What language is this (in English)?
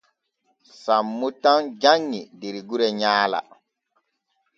Borgu Fulfulde